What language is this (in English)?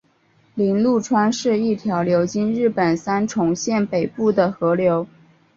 Chinese